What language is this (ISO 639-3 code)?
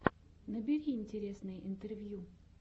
rus